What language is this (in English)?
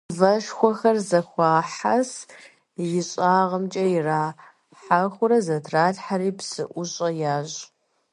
Kabardian